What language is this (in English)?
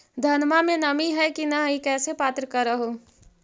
Magahi